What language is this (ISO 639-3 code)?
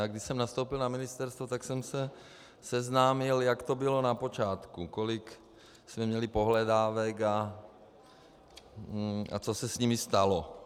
ces